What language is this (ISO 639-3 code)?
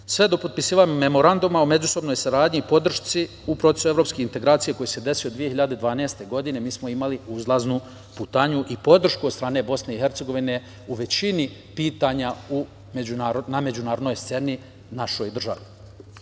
srp